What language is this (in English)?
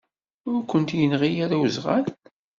Kabyle